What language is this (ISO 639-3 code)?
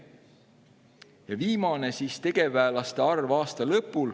est